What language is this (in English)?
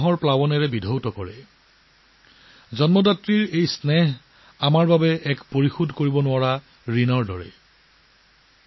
Assamese